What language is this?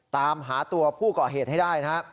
Thai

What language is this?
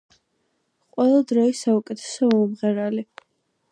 Georgian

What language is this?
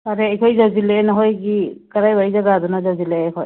Manipuri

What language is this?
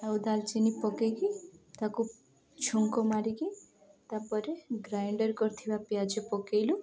Odia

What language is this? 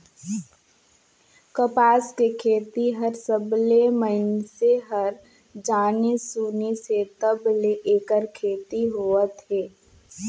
Chhattisgarhi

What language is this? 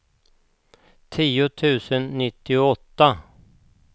Swedish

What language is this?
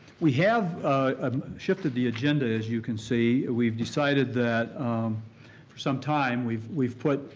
English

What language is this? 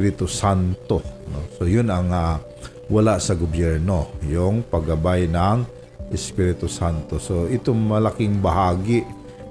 Filipino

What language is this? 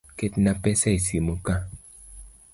Luo (Kenya and Tanzania)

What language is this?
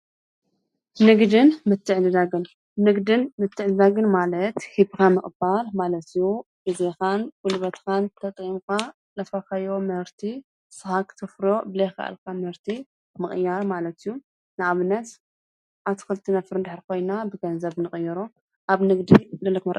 Tigrinya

